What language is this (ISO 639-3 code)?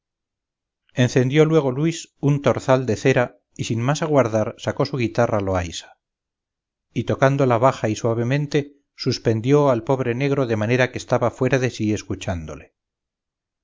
spa